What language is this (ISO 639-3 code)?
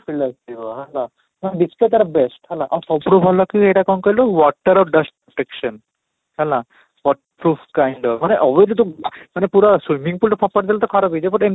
ori